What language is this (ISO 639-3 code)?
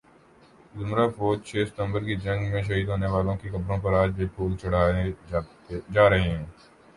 urd